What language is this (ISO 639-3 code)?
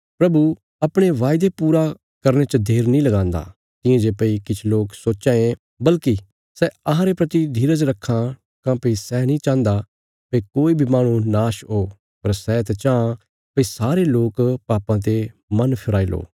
kfs